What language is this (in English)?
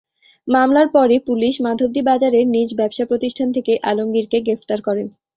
Bangla